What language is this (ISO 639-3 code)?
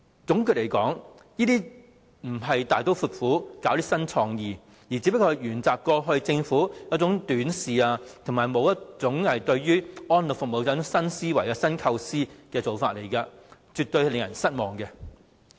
yue